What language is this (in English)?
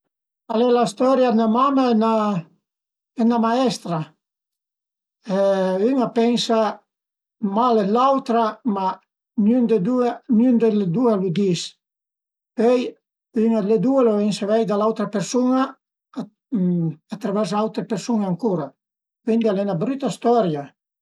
Piedmontese